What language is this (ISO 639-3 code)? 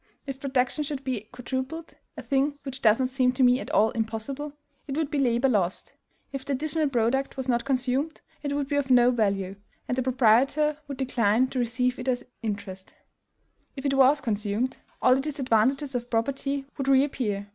eng